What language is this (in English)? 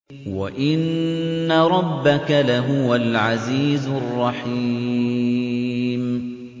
Arabic